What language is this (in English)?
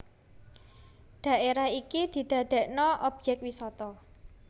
Javanese